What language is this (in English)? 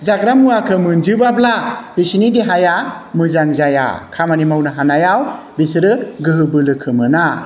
Bodo